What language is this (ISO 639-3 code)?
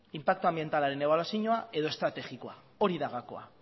eus